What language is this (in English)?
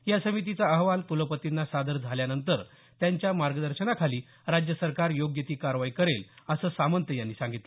Marathi